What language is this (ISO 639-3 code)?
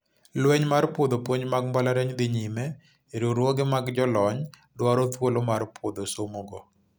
luo